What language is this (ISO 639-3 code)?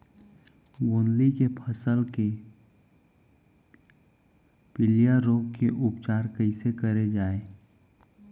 hne